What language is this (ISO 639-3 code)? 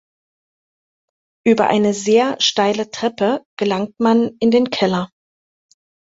deu